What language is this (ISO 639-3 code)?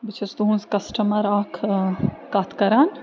kas